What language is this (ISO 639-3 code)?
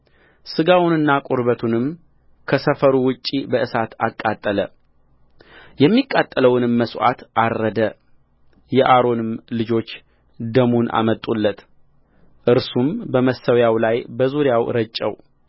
amh